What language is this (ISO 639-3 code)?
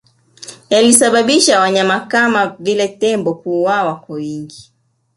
swa